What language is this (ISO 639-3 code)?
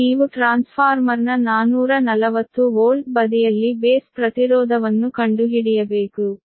kan